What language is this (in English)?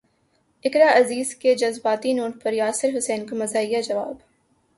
Urdu